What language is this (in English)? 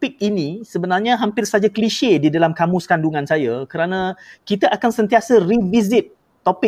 Malay